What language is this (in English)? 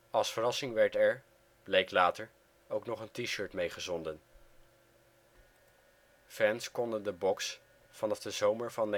Dutch